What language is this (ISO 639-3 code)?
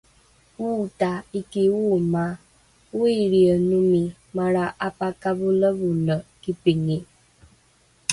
dru